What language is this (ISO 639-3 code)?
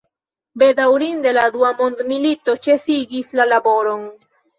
epo